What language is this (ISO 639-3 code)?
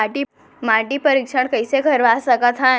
hne